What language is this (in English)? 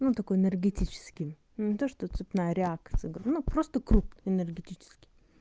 Russian